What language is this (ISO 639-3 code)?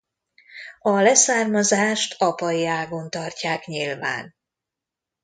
hun